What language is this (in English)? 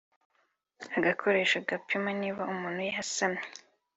Kinyarwanda